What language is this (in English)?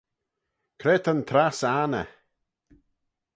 Manx